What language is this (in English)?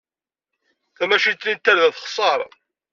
Kabyle